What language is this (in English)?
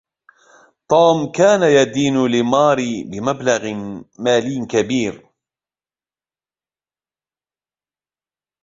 Arabic